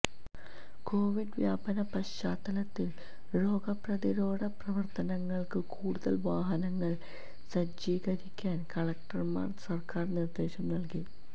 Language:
Malayalam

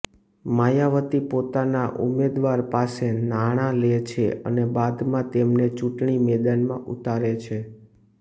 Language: Gujarati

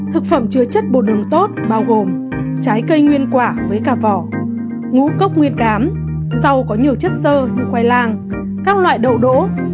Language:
Vietnamese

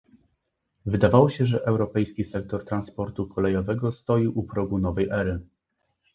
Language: Polish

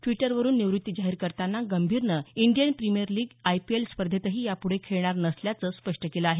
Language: Marathi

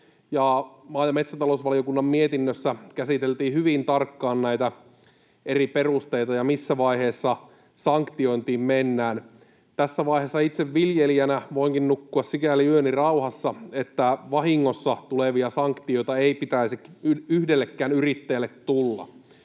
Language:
Finnish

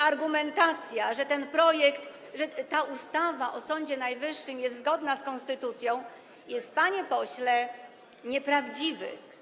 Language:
Polish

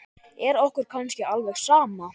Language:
Icelandic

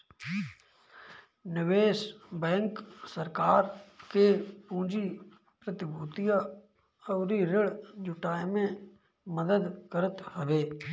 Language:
Bhojpuri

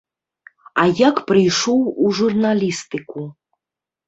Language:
Belarusian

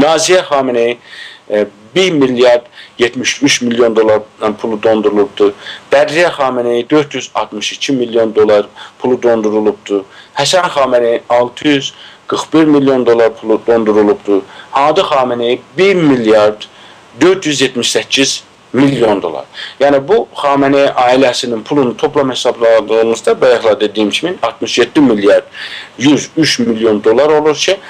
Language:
Turkish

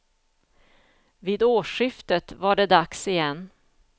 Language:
Swedish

